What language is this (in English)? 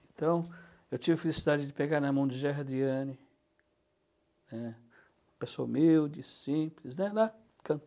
Portuguese